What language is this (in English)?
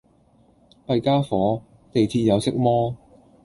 Cantonese